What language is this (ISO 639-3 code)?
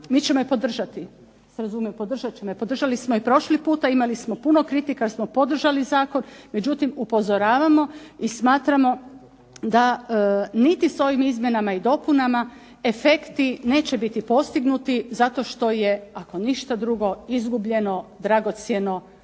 hrv